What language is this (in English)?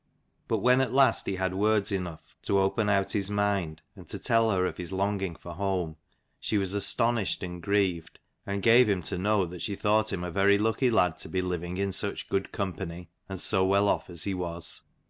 English